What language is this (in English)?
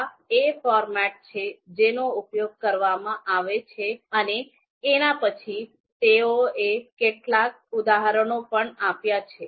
Gujarati